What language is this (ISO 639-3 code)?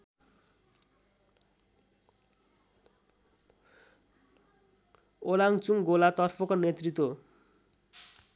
nep